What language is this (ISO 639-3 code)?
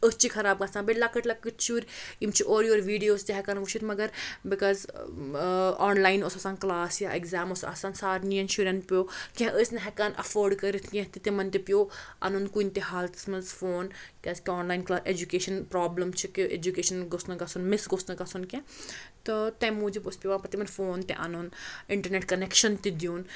kas